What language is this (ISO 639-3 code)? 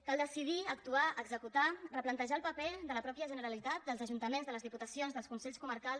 cat